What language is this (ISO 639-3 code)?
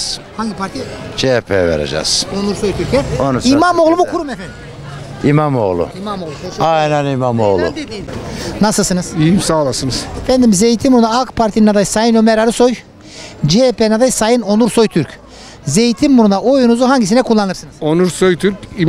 tur